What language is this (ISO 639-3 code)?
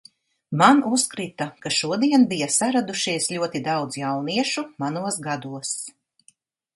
lav